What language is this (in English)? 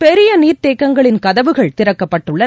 Tamil